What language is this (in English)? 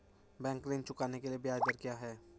Hindi